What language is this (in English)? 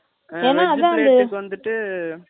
Tamil